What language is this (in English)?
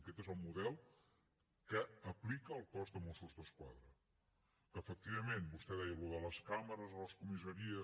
Catalan